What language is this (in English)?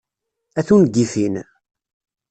Kabyle